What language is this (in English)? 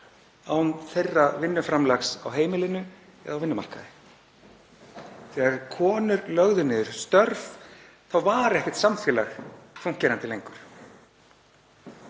Icelandic